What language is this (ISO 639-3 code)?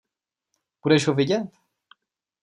ces